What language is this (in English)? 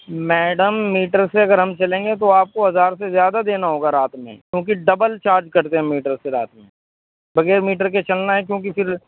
Urdu